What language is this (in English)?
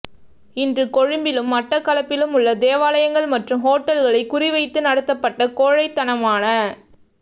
Tamil